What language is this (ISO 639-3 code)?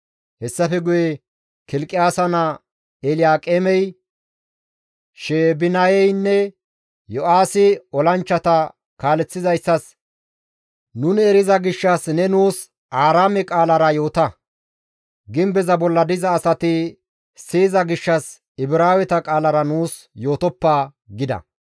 gmv